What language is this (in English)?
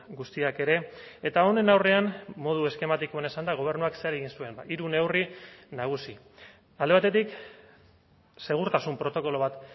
Basque